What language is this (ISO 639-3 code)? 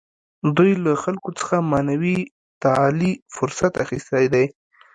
pus